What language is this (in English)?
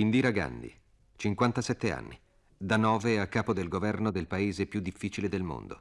Italian